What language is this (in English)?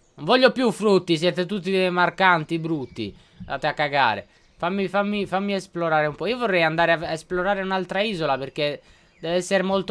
Italian